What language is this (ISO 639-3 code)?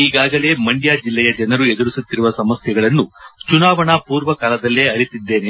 kan